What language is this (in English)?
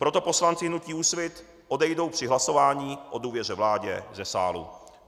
Czech